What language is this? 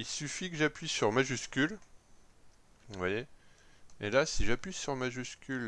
French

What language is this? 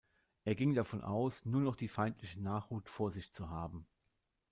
German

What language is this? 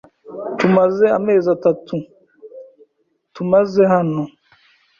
Kinyarwanda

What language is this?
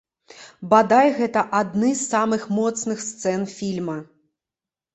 Belarusian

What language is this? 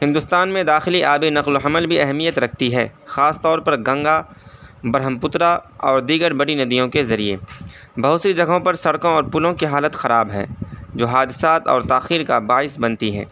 Urdu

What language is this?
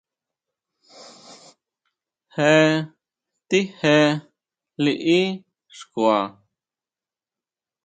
Huautla Mazatec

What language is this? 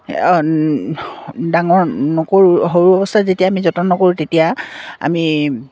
Assamese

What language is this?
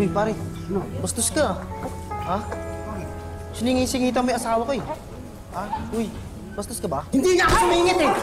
Filipino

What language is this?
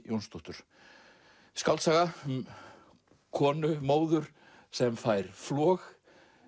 Icelandic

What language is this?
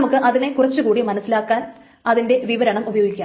Malayalam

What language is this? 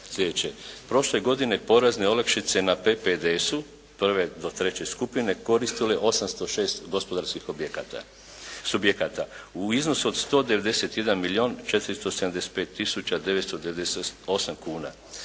Croatian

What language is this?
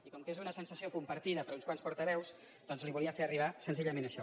Catalan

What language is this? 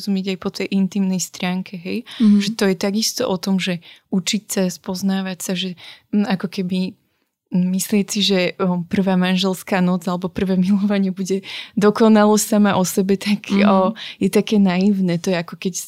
Slovak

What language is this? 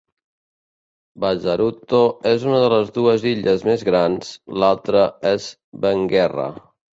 Catalan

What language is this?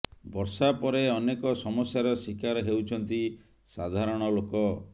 Odia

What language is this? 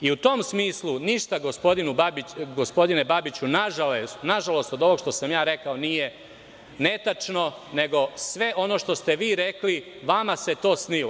Serbian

